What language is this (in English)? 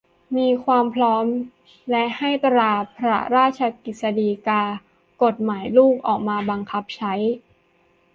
Thai